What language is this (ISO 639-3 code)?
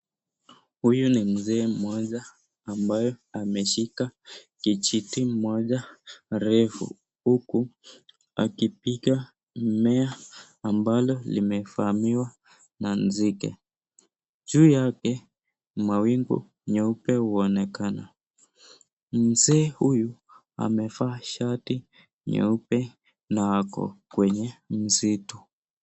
swa